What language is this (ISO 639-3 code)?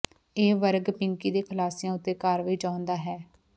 pan